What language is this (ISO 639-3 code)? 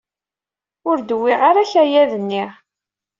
kab